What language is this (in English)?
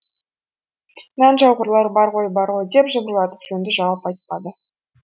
Kazakh